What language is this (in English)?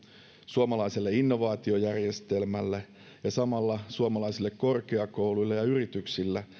Finnish